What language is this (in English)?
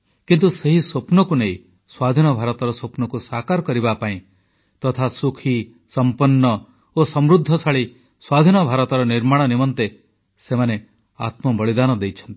Odia